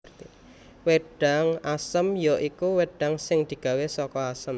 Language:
Javanese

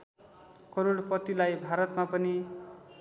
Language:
Nepali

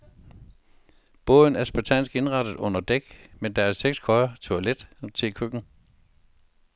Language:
Danish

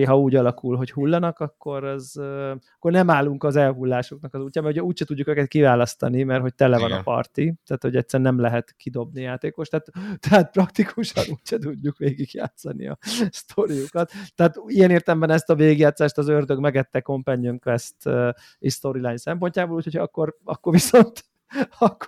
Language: Hungarian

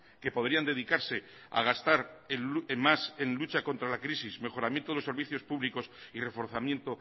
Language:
Spanish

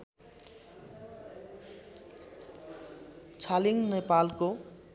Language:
Nepali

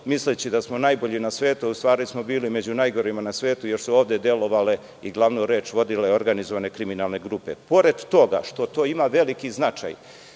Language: Serbian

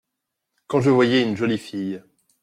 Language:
French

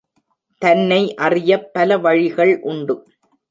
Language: Tamil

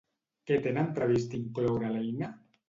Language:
Catalan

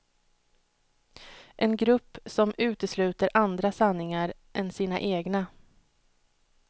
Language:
Swedish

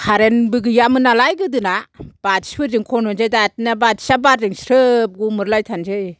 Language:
Bodo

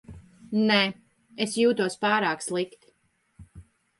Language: Latvian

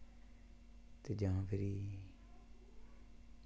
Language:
Dogri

